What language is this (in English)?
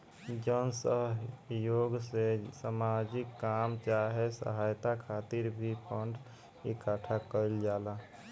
Bhojpuri